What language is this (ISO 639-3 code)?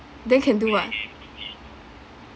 eng